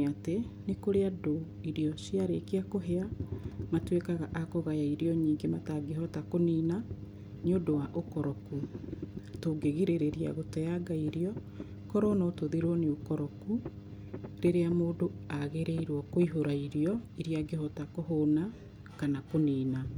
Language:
Kikuyu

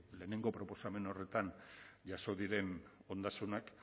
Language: Basque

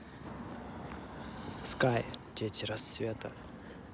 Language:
Russian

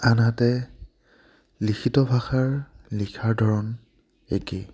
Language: Assamese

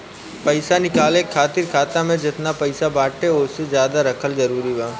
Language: Bhojpuri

